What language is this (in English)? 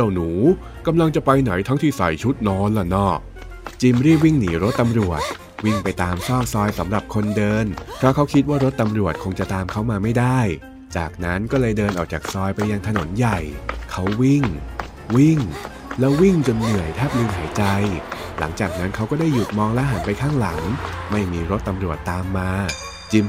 Thai